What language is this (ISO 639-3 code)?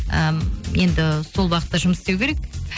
kaz